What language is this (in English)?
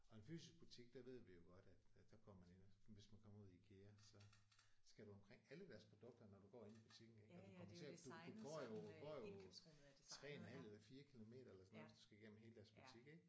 Danish